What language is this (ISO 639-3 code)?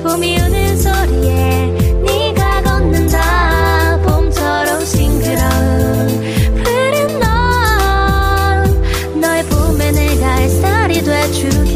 kor